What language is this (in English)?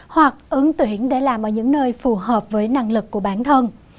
Vietnamese